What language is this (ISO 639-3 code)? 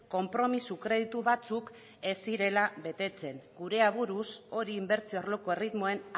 eus